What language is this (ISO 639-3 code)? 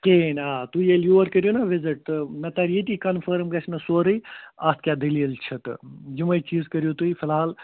kas